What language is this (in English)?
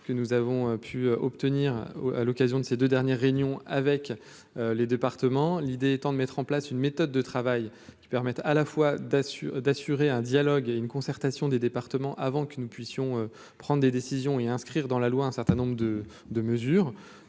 French